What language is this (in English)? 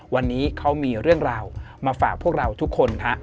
Thai